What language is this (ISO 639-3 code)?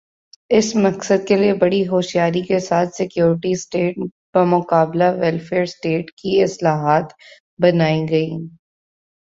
urd